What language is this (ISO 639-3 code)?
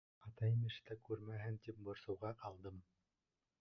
bak